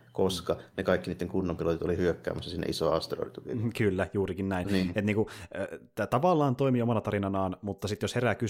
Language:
Finnish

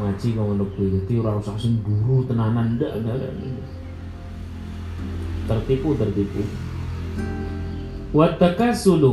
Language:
Indonesian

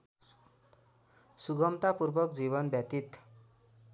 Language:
Nepali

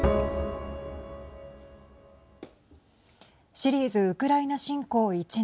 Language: Japanese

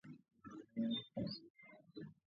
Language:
Georgian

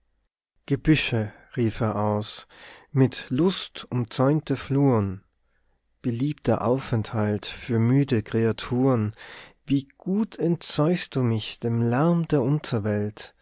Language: German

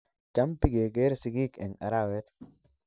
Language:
Kalenjin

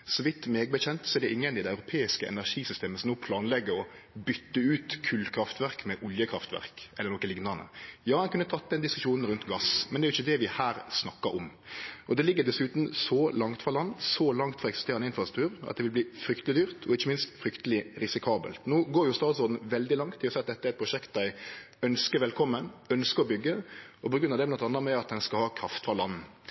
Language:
Norwegian Nynorsk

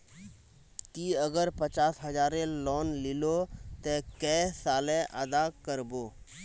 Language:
Magahi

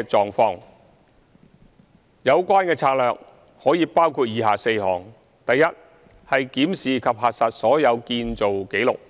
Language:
Cantonese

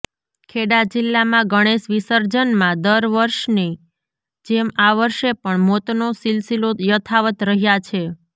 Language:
Gujarati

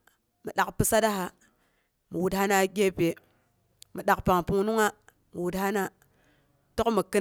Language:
Boghom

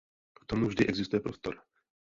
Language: Czech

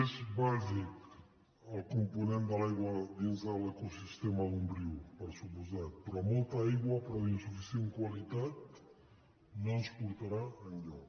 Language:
Catalan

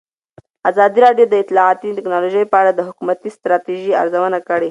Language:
Pashto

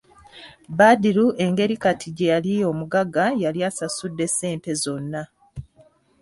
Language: Ganda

